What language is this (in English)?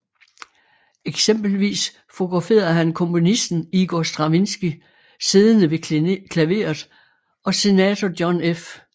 Danish